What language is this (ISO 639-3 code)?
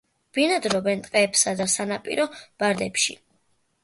kat